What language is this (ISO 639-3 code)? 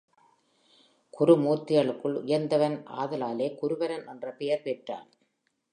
tam